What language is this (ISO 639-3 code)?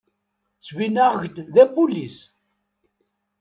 kab